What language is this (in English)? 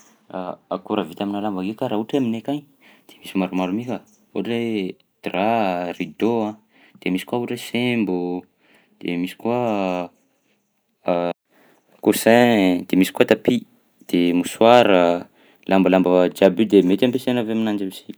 Southern Betsimisaraka Malagasy